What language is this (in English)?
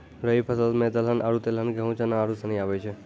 Maithili